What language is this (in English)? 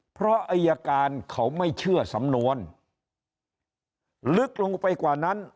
Thai